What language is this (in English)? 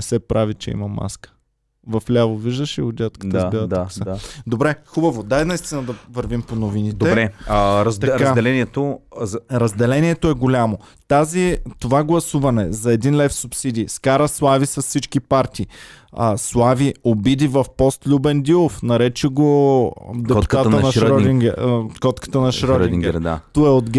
Bulgarian